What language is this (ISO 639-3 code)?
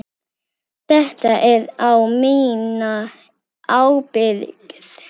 isl